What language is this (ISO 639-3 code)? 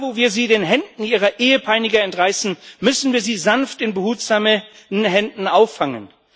deu